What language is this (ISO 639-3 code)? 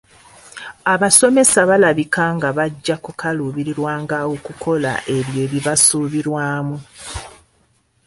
lug